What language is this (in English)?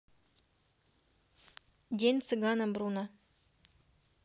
Russian